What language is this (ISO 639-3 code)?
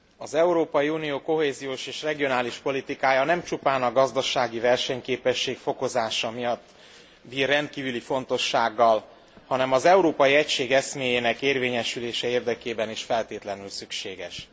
hun